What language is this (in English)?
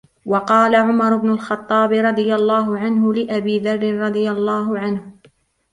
Arabic